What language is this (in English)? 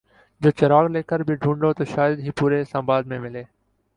Urdu